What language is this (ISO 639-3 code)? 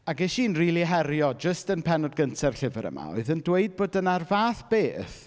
cym